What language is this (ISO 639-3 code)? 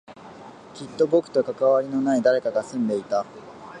jpn